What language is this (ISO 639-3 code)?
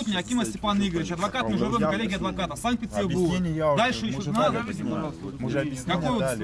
rus